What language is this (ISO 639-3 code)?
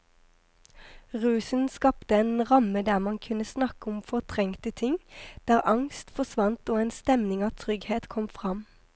nor